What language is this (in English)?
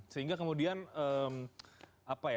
Indonesian